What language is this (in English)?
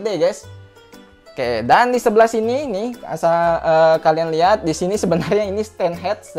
Indonesian